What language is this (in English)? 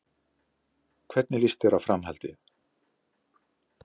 Icelandic